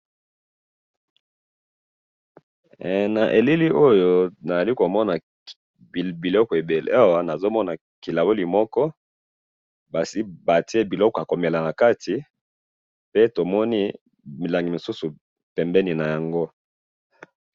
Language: Lingala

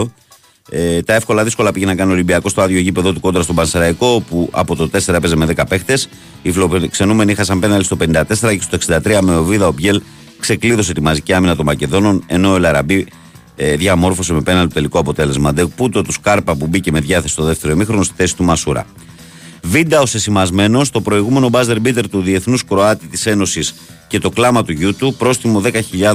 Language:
Greek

